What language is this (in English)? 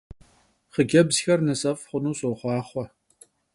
Kabardian